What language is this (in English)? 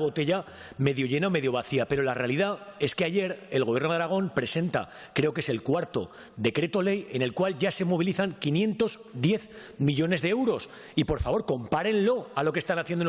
Spanish